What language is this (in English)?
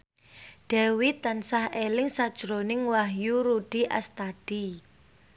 Javanese